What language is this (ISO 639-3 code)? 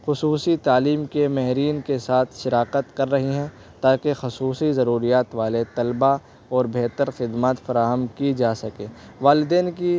urd